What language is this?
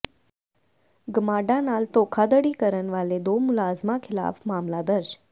Punjabi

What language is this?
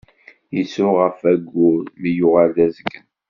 Kabyle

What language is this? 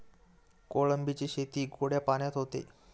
Marathi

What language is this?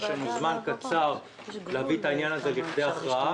Hebrew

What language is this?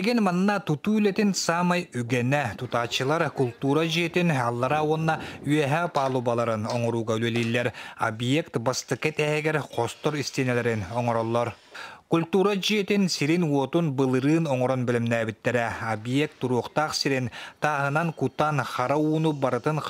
Turkish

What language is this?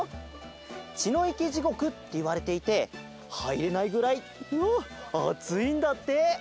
Japanese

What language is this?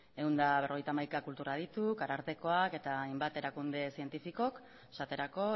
Basque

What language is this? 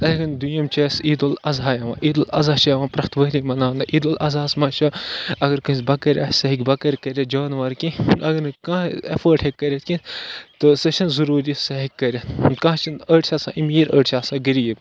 Kashmiri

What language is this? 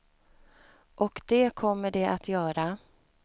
Swedish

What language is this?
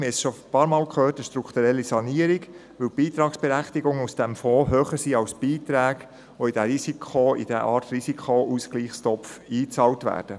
Swiss German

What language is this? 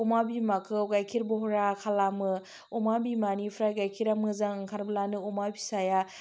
Bodo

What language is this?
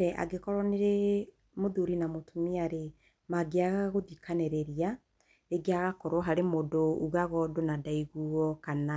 Kikuyu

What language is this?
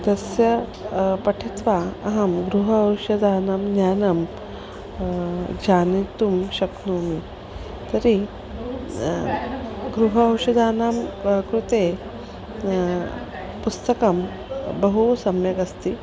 Sanskrit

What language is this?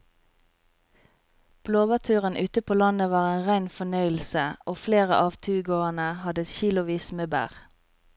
Norwegian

